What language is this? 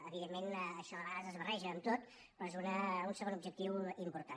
Catalan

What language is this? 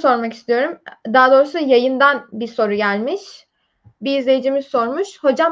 Turkish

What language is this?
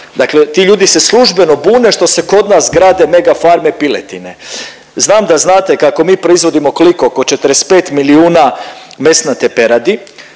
Croatian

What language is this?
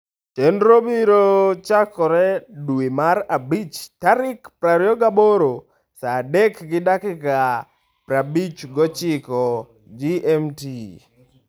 Luo (Kenya and Tanzania)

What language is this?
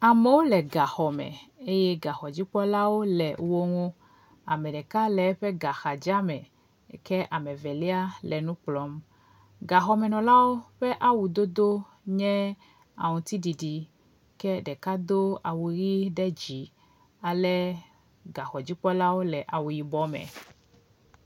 Ewe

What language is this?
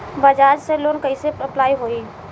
Bhojpuri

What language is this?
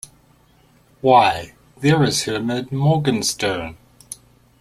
English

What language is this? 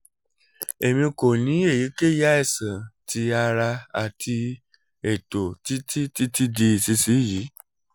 Yoruba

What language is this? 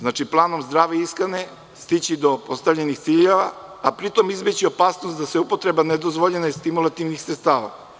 Serbian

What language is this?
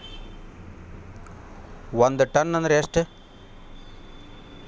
Kannada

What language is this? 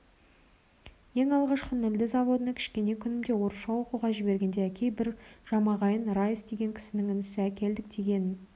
Kazakh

